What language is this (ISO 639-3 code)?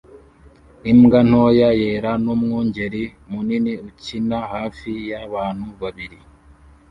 kin